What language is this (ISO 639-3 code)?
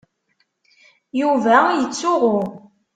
kab